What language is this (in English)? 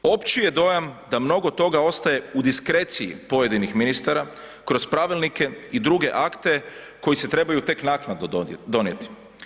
Croatian